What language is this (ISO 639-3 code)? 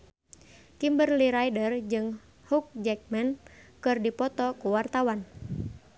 sun